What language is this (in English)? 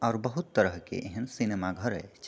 Maithili